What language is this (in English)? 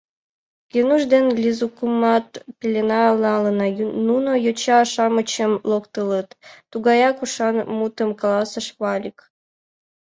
Mari